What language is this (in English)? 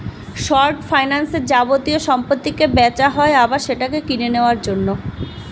Bangla